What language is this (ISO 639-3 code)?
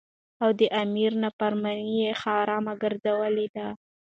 pus